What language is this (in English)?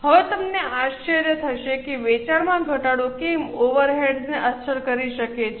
Gujarati